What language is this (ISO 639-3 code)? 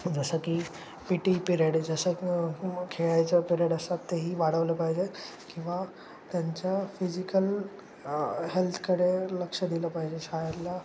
mar